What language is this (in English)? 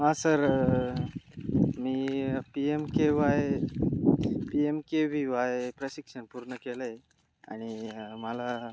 Marathi